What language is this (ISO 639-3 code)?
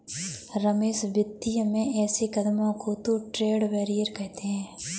hin